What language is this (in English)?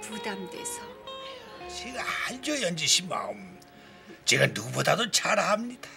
Korean